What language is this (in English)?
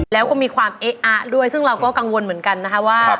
Thai